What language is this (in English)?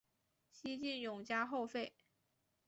Chinese